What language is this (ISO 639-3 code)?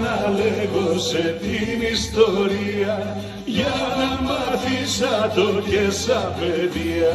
ell